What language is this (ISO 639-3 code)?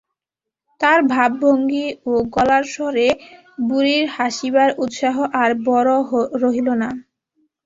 ben